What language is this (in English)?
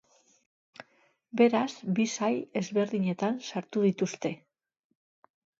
Basque